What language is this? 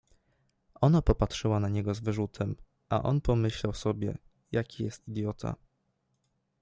Polish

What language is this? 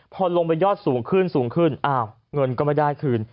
Thai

